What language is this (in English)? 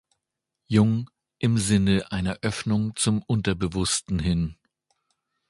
German